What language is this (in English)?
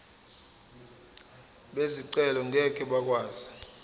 Zulu